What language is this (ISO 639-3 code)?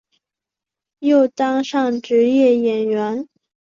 zho